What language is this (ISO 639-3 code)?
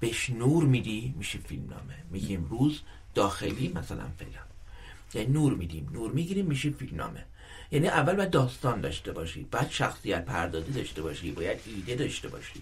fas